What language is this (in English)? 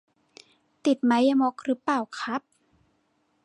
Thai